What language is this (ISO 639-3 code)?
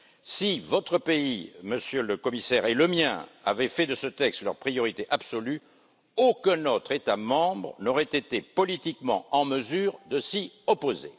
fra